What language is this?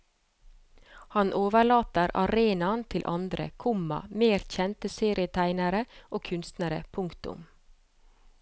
Norwegian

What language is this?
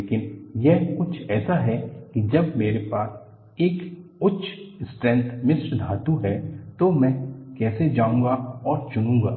Hindi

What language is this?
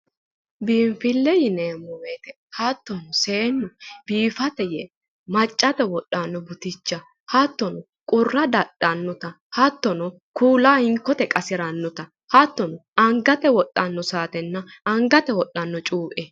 Sidamo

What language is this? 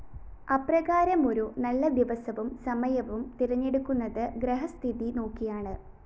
Malayalam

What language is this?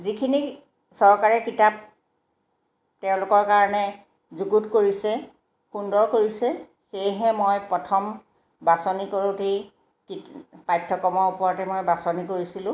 Assamese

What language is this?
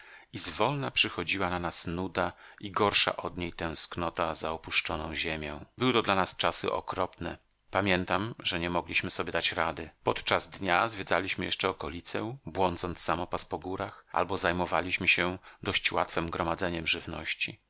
Polish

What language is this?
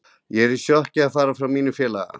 Icelandic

